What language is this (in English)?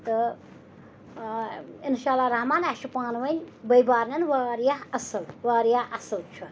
Kashmiri